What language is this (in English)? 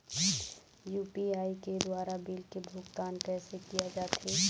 Chhattisgarhi